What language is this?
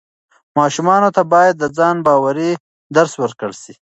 Pashto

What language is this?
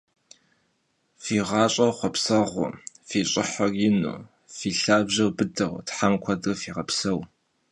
Kabardian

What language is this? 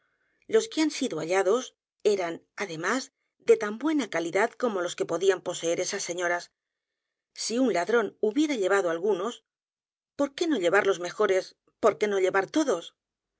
Spanish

